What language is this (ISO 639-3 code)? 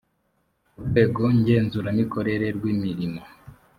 kin